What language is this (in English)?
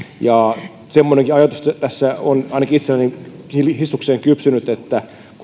Finnish